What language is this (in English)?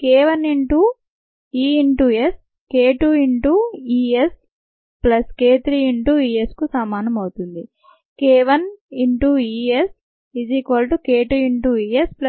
Telugu